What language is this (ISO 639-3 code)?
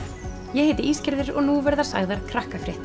isl